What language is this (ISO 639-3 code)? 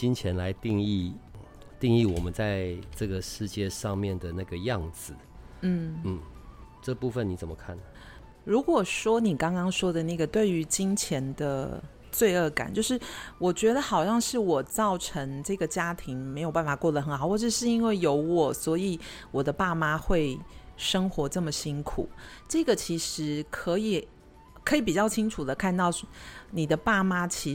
zho